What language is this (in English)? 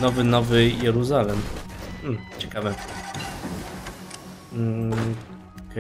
Polish